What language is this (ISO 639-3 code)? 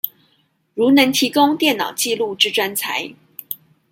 zho